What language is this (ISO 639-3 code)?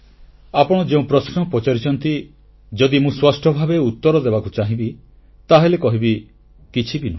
ori